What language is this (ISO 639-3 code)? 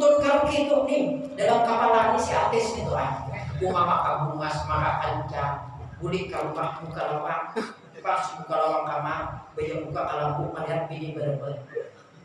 ind